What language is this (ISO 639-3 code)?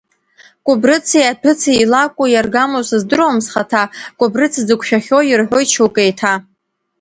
abk